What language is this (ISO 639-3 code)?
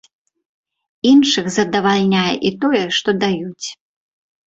bel